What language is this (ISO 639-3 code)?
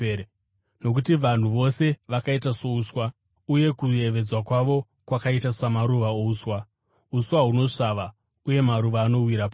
sna